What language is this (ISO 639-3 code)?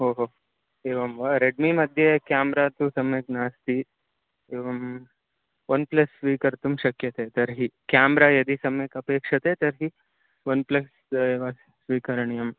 san